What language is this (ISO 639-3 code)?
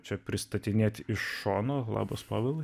lit